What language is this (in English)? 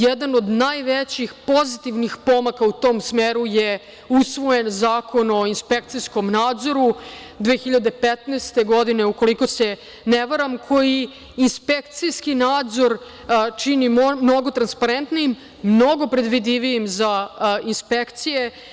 Serbian